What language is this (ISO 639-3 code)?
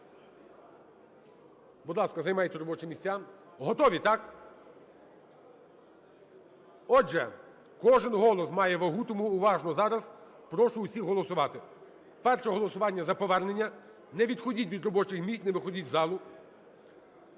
ukr